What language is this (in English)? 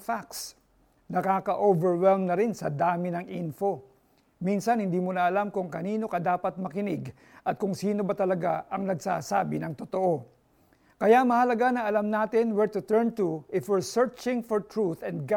Filipino